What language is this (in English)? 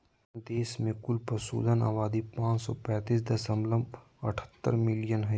Magahi